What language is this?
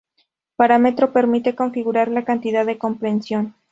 Spanish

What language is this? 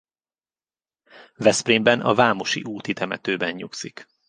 Hungarian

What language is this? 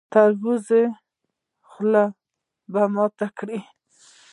Pashto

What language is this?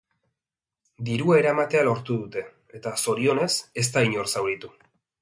Basque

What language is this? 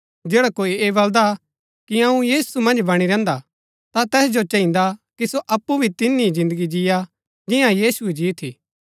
Gaddi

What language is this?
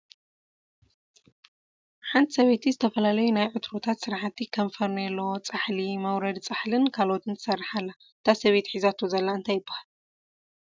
Tigrinya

